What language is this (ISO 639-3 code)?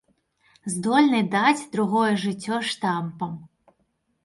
bel